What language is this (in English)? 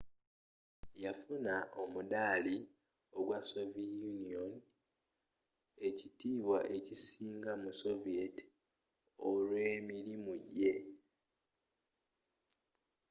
Ganda